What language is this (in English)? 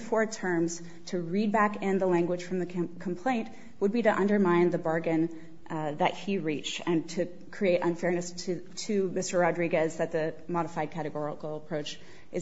English